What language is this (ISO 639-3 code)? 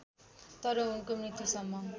nep